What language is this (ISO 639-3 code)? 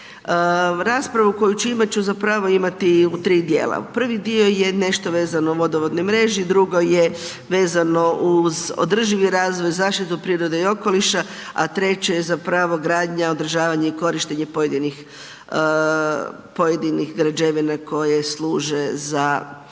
hrv